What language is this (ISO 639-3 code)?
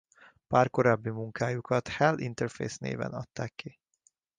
hun